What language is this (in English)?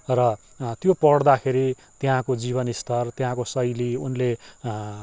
Nepali